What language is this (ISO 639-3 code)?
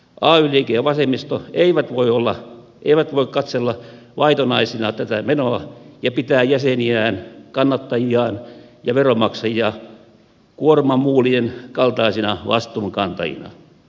fin